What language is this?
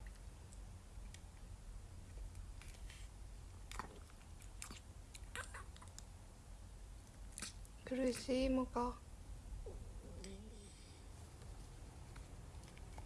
Japanese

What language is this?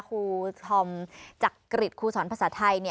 Thai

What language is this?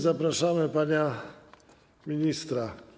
Polish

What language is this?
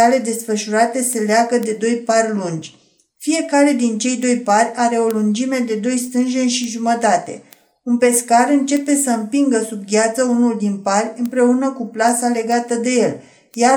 Romanian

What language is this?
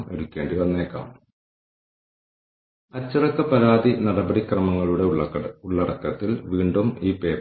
Malayalam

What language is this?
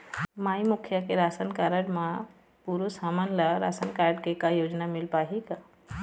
Chhattisgarhi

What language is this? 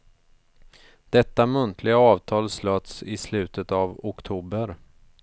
Swedish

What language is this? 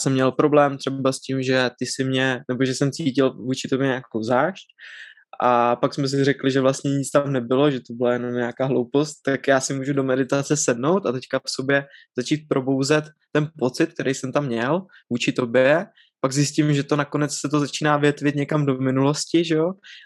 Czech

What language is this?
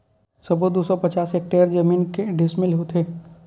Chhattisgarhi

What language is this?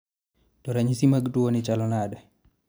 Luo (Kenya and Tanzania)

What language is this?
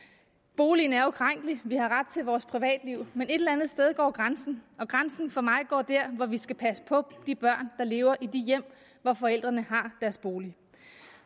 Danish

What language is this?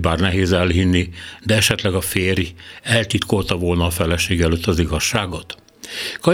Hungarian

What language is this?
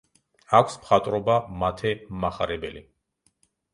Georgian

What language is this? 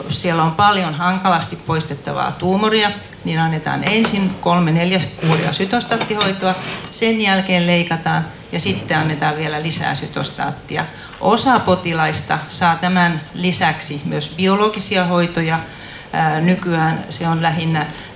Finnish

